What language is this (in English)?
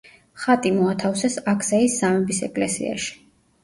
Georgian